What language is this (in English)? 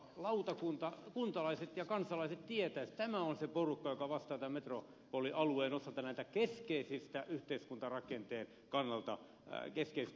Finnish